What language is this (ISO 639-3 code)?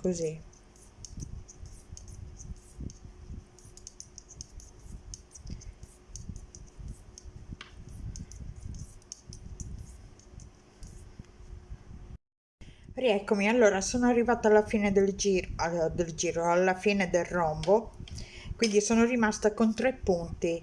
ita